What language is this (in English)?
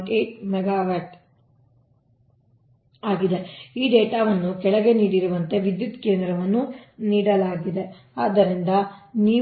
Kannada